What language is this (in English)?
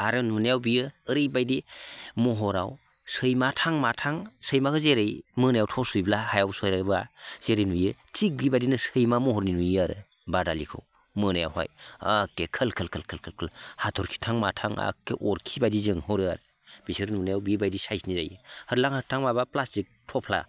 Bodo